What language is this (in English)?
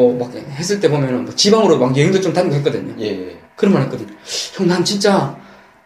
Korean